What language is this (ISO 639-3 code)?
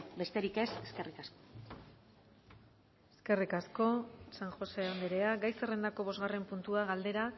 eus